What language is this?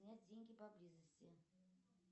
Russian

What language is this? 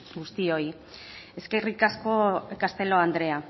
Basque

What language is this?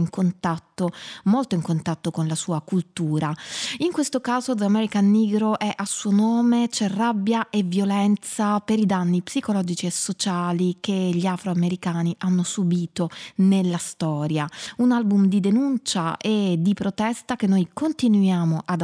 Italian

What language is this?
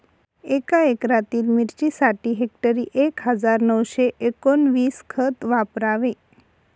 Marathi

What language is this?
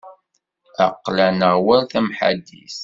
Kabyle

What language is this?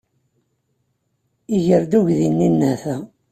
Kabyle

